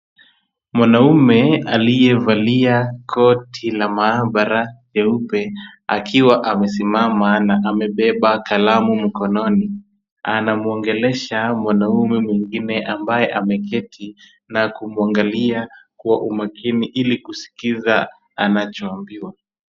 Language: Swahili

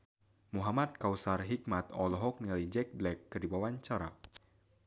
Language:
Sundanese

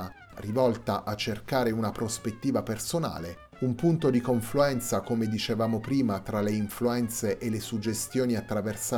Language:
Italian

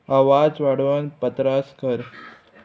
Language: Konkani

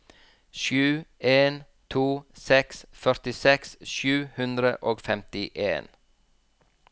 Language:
Norwegian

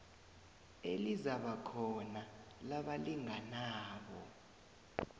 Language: South Ndebele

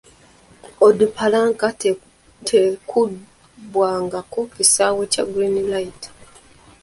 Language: Ganda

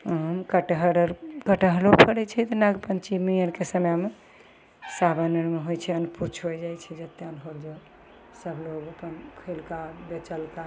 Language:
Maithili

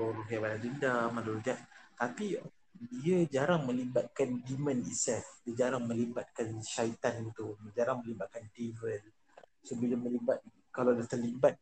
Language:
Malay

